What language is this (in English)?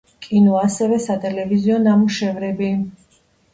Georgian